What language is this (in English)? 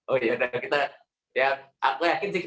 Indonesian